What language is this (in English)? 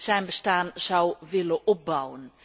Dutch